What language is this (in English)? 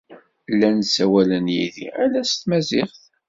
Kabyle